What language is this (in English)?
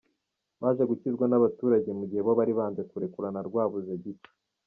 Kinyarwanda